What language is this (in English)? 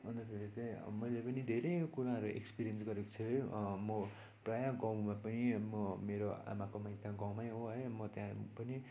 Nepali